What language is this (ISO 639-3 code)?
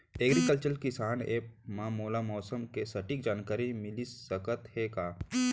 hne